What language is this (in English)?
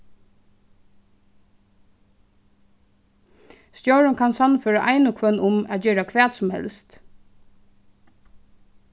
Faroese